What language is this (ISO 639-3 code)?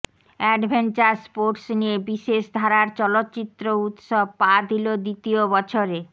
ben